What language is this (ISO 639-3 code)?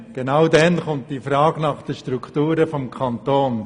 gsw